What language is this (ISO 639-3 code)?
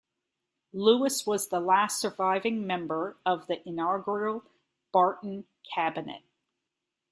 eng